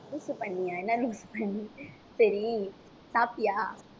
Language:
Tamil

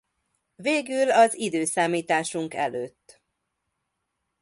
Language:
Hungarian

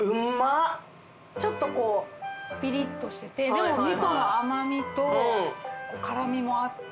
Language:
Japanese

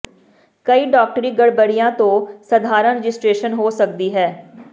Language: Punjabi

